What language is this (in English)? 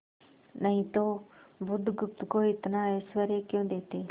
Hindi